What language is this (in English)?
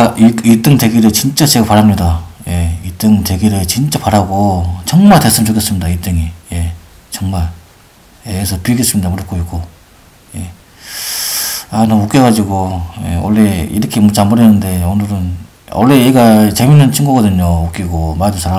Korean